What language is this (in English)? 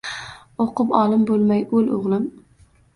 Uzbek